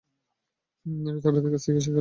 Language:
Bangla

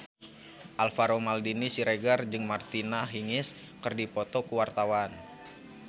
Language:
Sundanese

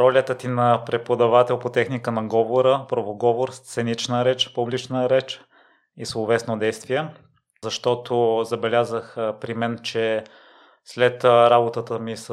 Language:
Bulgarian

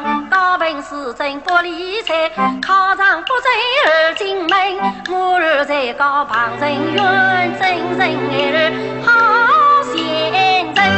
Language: Chinese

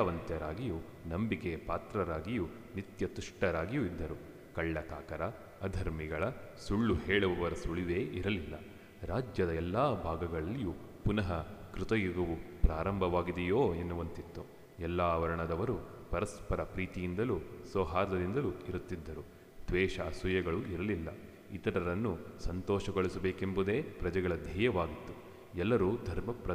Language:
Kannada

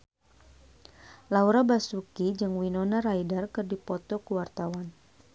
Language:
Sundanese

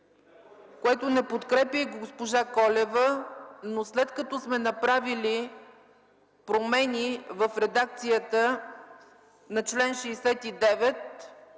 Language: Bulgarian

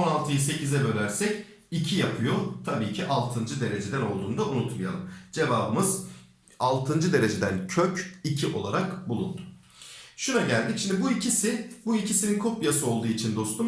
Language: Turkish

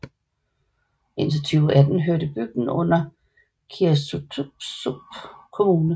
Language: Danish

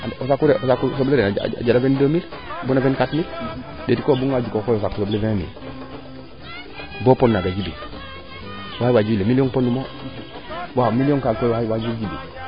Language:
Serer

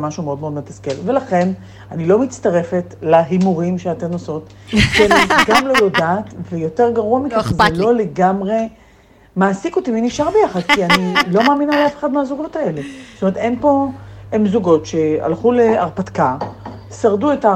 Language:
Hebrew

